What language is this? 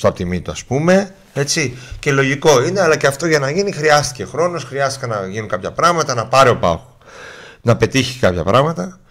Greek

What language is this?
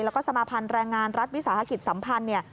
Thai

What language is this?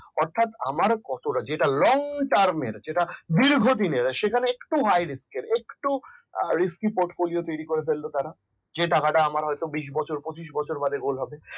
Bangla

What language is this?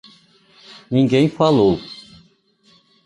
Portuguese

